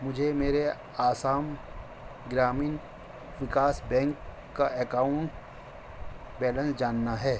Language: Urdu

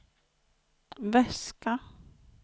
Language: Swedish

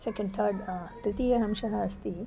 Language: Sanskrit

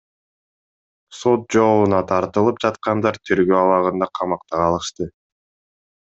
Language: Kyrgyz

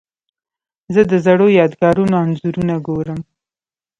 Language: Pashto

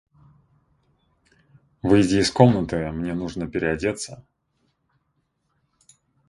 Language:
Russian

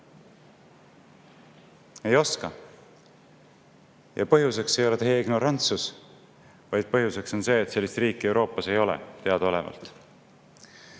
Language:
Estonian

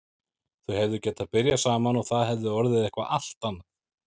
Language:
Icelandic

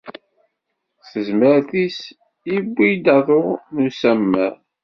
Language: Kabyle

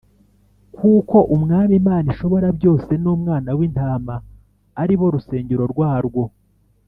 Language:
Kinyarwanda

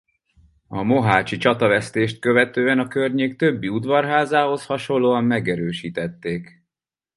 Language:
Hungarian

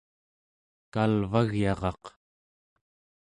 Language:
Central Yupik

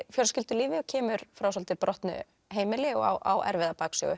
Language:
Icelandic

